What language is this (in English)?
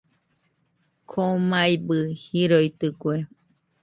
Nüpode Huitoto